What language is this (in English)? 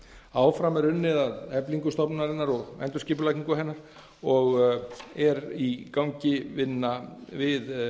Icelandic